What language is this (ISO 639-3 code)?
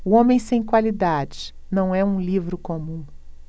por